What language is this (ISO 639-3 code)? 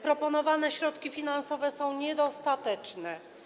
pol